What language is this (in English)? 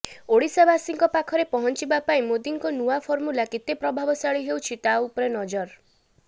Odia